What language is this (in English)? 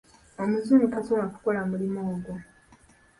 Ganda